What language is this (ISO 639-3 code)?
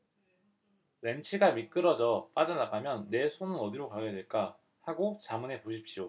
kor